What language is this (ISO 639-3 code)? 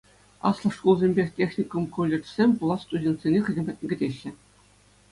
chv